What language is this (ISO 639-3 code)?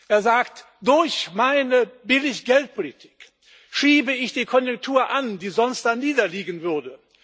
deu